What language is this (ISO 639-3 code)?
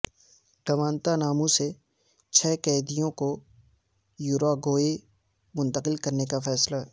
urd